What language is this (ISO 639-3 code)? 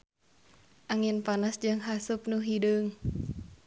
sun